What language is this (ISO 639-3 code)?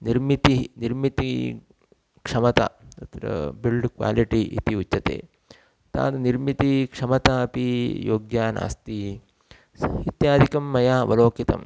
san